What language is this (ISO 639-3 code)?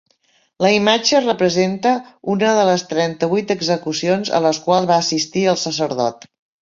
cat